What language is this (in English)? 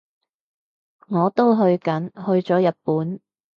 Cantonese